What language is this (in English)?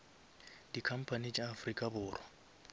Northern Sotho